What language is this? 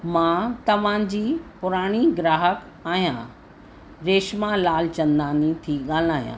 Sindhi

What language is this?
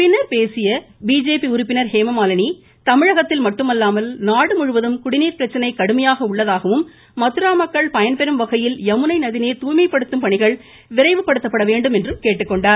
Tamil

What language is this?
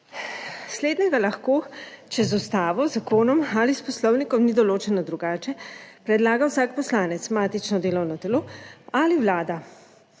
Slovenian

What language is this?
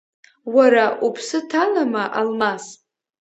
Abkhazian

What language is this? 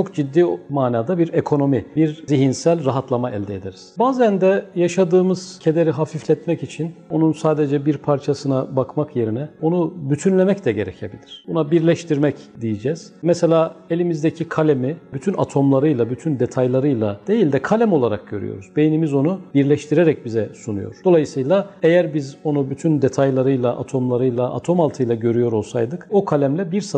Turkish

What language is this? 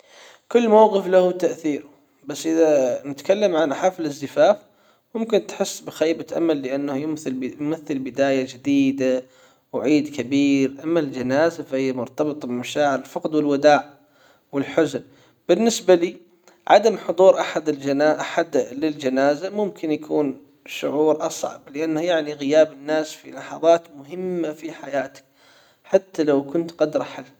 Hijazi Arabic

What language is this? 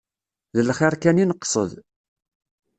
Kabyle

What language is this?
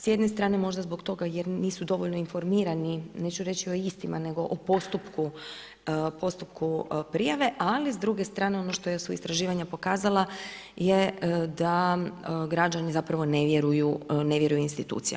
Croatian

